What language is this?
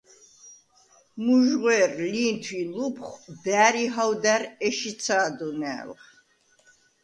Svan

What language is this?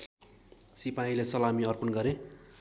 Nepali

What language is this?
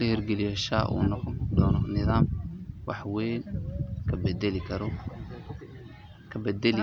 Somali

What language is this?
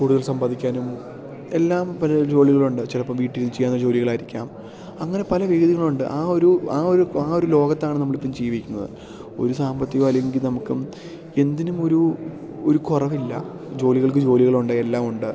Malayalam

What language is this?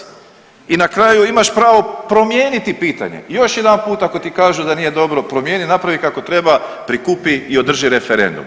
Croatian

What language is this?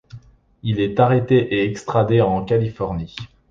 French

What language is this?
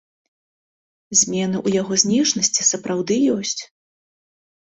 Belarusian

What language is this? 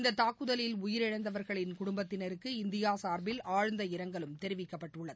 Tamil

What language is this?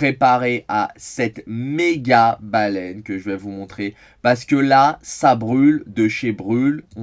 French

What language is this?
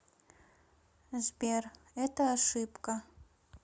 Russian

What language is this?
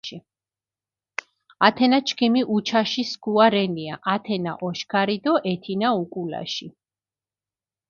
Mingrelian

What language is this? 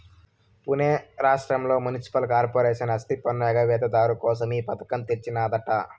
Telugu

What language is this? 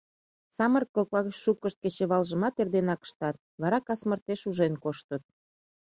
Mari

